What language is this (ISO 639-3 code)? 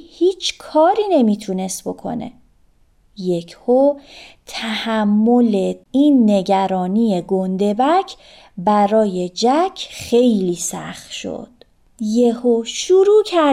fas